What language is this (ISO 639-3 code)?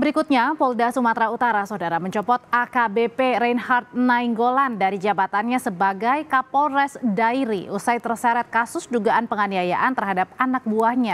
ind